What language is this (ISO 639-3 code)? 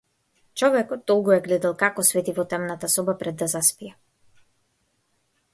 mkd